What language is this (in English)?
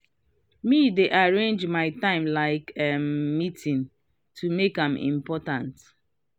Nigerian Pidgin